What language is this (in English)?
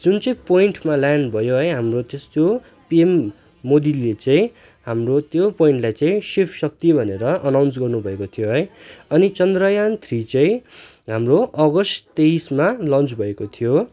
Nepali